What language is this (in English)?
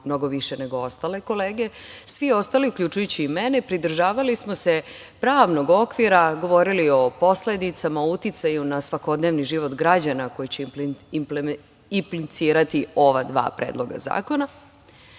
Serbian